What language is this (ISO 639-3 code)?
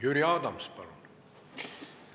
est